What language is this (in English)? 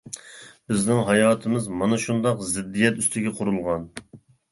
Uyghur